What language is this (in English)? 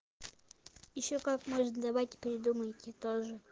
Russian